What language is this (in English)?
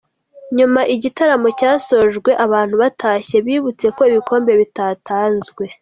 Kinyarwanda